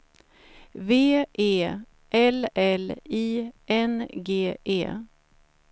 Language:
Swedish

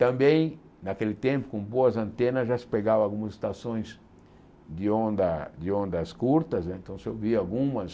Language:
Portuguese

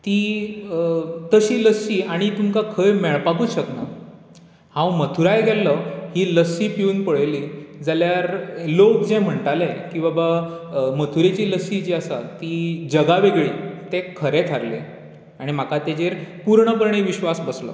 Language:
Konkani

